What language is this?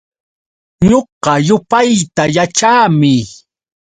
Yauyos Quechua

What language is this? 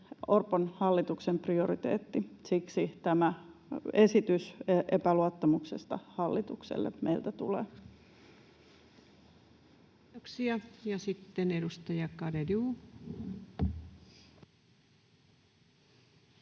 Finnish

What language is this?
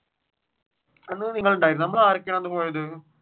Malayalam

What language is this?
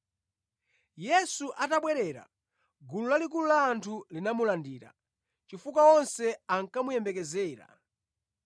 Nyanja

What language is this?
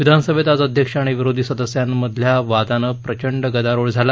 Marathi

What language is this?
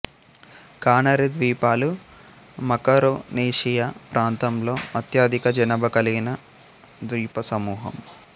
Telugu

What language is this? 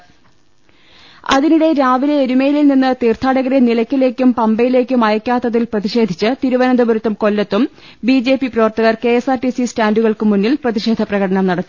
Malayalam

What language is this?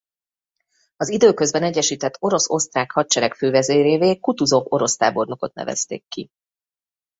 Hungarian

